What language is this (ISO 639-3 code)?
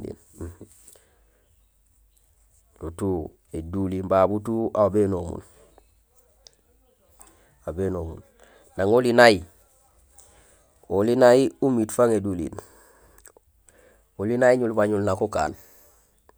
gsl